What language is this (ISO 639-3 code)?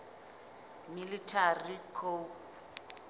sot